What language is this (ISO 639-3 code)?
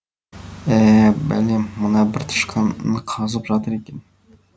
kaz